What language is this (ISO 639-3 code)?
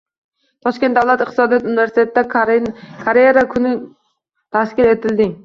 uzb